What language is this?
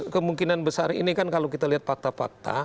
Indonesian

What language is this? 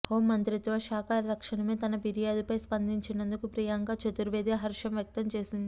Telugu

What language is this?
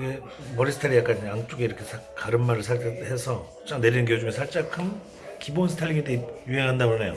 Korean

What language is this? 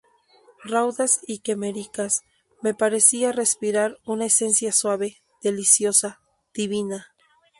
Spanish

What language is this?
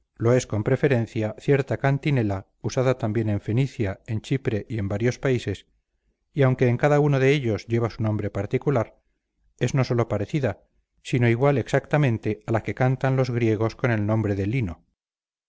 Spanish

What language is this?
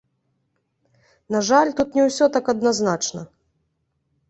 Belarusian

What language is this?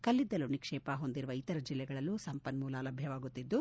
Kannada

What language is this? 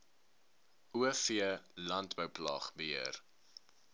Afrikaans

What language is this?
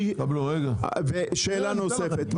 Hebrew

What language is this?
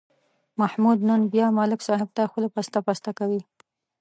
Pashto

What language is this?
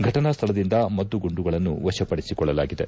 Kannada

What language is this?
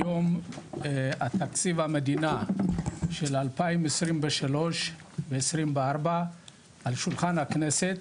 Hebrew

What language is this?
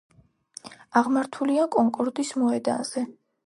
Georgian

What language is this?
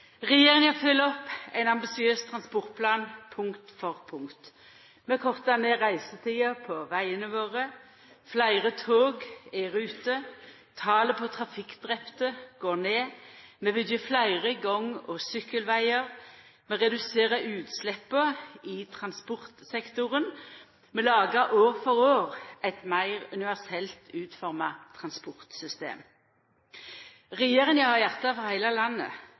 Norwegian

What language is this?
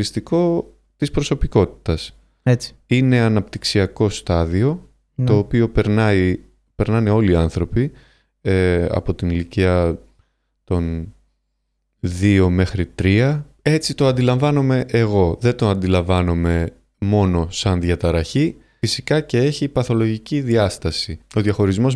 Greek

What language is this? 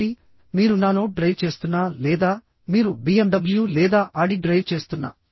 Telugu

